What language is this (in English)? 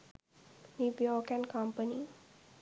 Sinhala